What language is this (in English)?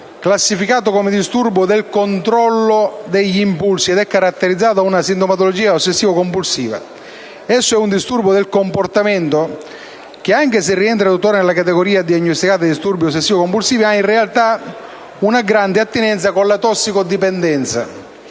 Italian